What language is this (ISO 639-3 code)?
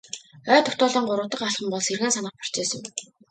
mon